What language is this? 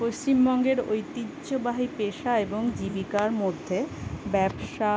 Bangla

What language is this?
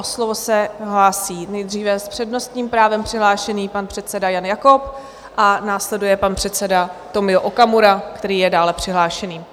Czech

